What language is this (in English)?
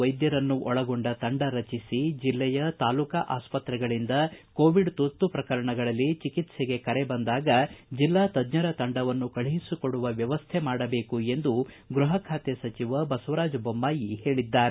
Kannada